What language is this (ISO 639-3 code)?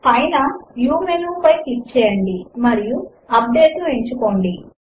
tel